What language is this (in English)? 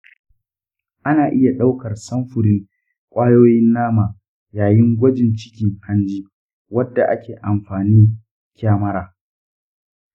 Hausa